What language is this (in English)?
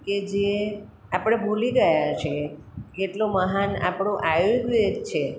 Gujarati